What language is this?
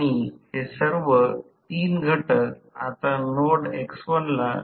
Marathi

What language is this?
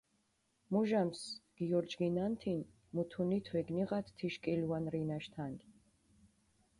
Mingrelian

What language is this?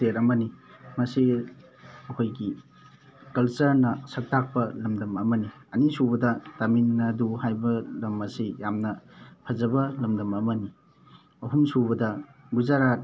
Manipuri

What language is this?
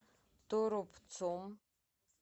Russian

